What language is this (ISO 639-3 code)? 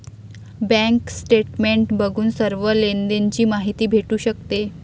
mar